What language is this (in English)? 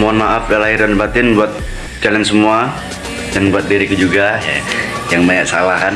Indonesian